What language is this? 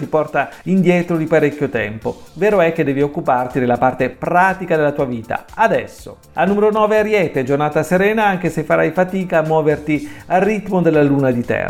Italian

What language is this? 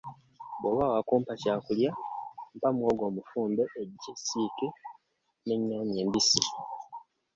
Ganda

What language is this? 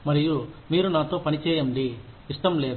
Telugu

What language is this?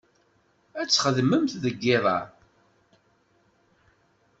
Kabyle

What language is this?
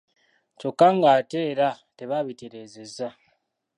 Ganda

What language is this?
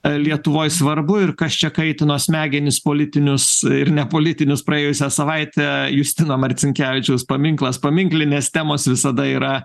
Lithuanian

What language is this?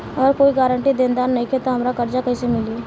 Bhojpuri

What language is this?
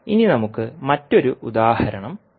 Malayalam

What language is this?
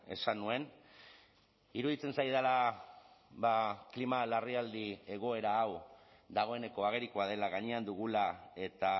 Basque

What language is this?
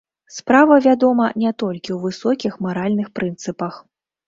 Belarusian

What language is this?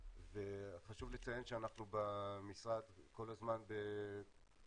Hebrew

